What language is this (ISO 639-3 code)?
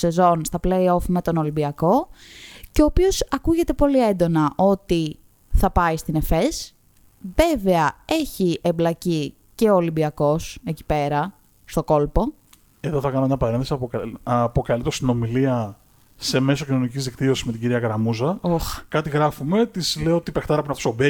ell